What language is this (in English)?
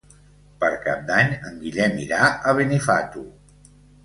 Catalan